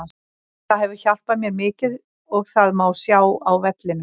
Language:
Icelandic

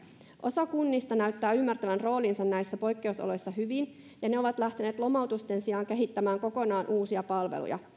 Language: Finnish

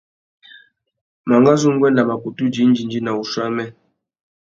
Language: Tuki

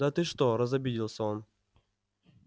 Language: Russian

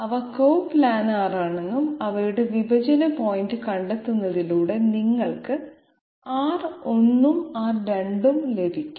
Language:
Malayalam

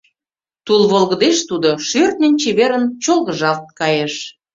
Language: Mari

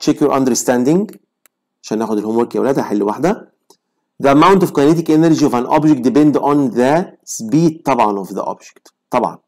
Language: Arabic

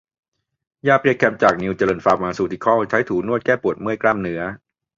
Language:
Thai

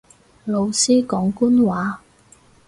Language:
Cantonese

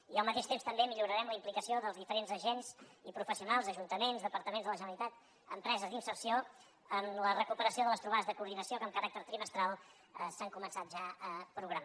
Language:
Catalan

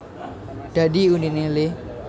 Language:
Javanese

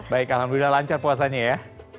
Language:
Indonesian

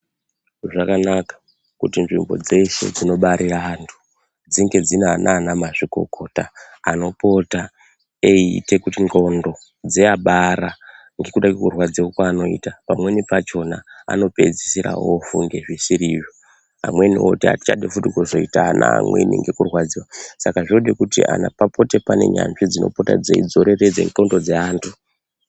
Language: Ndau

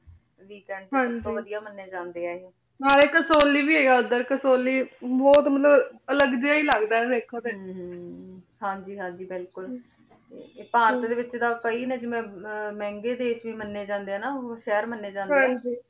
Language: Punjabi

